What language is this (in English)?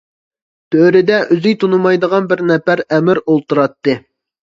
Uyghur